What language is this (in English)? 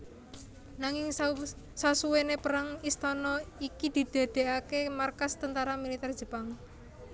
Javanese